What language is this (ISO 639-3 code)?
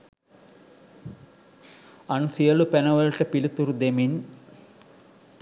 sin